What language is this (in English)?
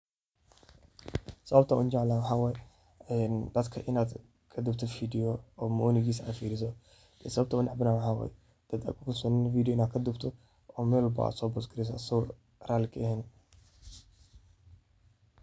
Somali